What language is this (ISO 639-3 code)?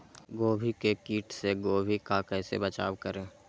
mag